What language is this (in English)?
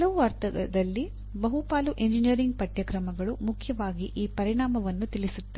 Kannada